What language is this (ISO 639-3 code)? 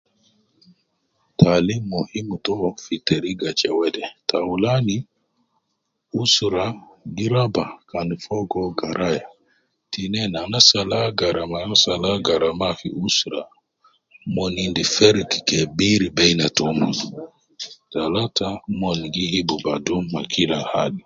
kcn